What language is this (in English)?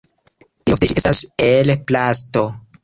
Esperanto